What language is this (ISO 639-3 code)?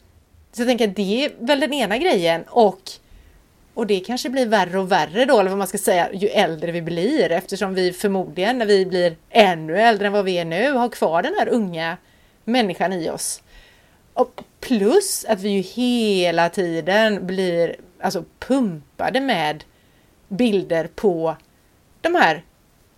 swe